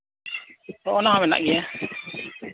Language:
Santali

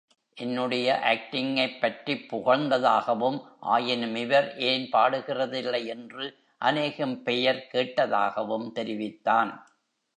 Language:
Tamil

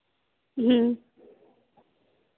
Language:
Dogri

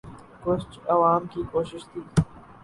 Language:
Urdu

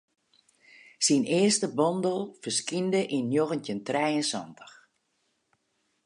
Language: Western Frisian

